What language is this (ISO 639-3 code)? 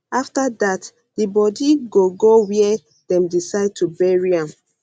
pcm